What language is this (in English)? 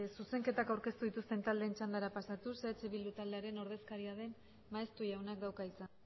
Basque